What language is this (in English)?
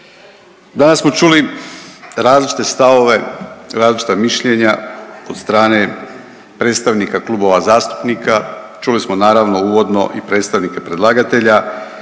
Croatian